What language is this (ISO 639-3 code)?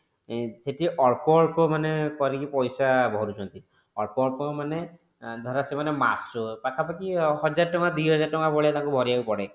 ori